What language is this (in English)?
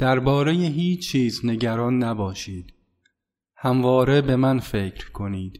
Persian